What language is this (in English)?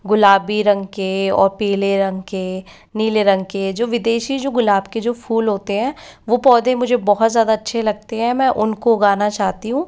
Hindi